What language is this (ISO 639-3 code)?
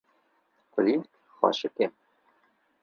kur